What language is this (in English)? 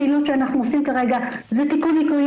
Hebrew